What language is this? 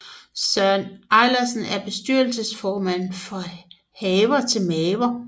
Danish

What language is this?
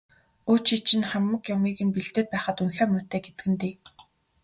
Mongolian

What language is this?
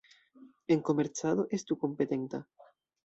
Esperanto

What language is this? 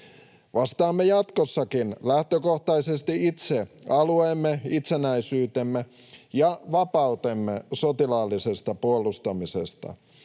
Finnish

